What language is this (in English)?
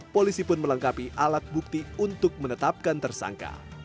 Indonesian